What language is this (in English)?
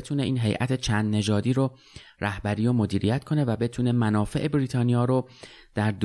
Persian